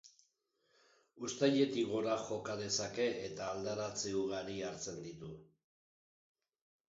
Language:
Basque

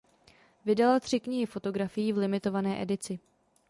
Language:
Czech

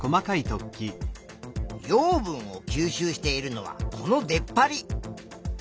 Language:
Japanese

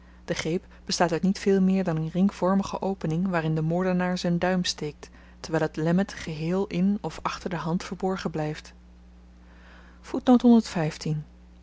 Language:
Dutch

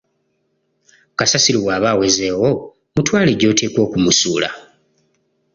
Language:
Ganda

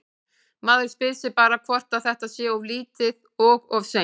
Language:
Icelandic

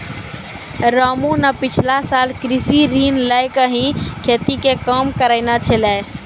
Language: Maithili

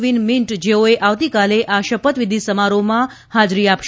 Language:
Gujarati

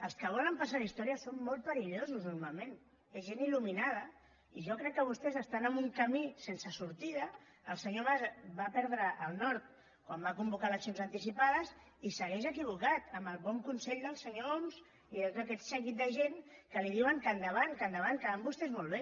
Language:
Catalan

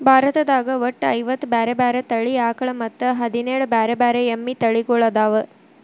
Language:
Kannada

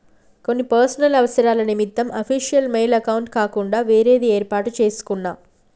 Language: Telugu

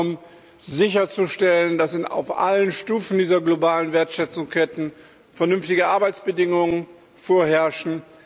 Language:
German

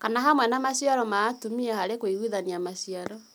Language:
Kikuyu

